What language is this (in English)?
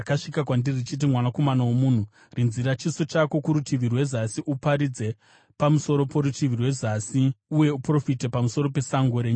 Shona